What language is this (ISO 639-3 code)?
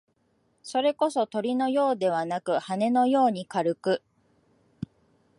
jpn